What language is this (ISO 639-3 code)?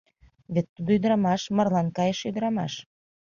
chm